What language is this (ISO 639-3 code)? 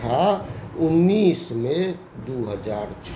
mai